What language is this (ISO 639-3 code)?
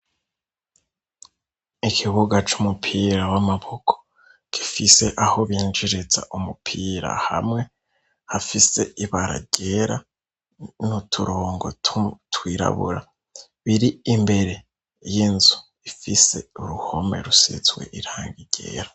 run